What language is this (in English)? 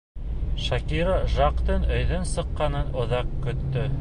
Bashkir